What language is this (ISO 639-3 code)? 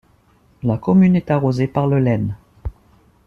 fra